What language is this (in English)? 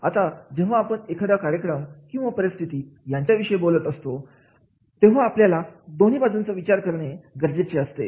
Marathi